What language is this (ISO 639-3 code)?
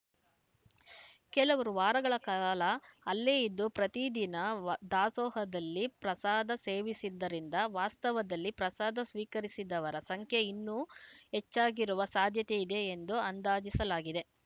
kan